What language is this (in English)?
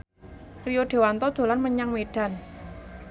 Javanese